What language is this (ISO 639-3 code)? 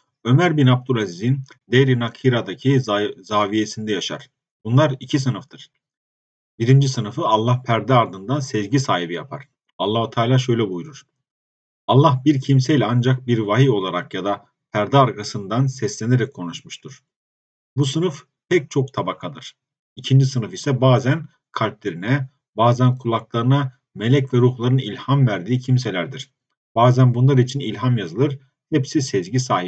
tur